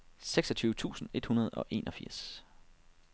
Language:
Danish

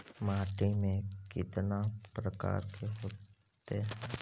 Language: Magahi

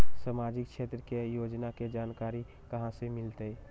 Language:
Magahi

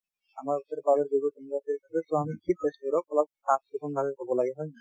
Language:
Assamese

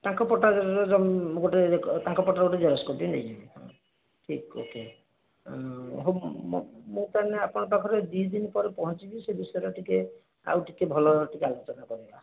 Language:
Odia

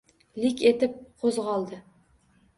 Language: Uzbek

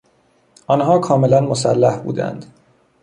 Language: Persian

